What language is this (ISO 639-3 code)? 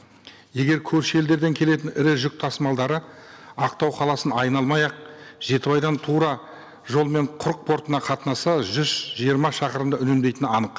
kaz